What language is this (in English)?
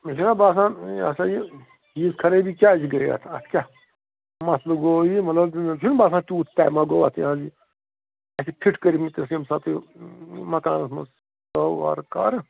Kashmiri